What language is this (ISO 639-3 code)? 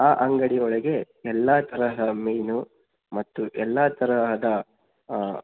kan